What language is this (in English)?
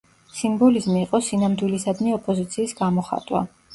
Georgian